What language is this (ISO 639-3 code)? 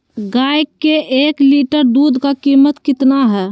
mag